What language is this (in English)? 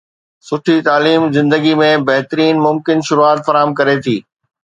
Sindhi